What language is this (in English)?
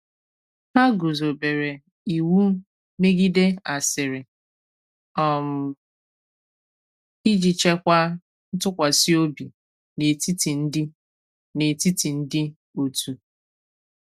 Igbo